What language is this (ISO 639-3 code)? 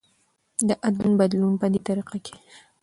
pus